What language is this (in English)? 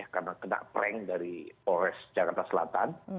Indonesian